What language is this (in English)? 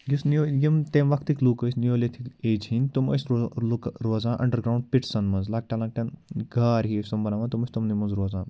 Kashmiri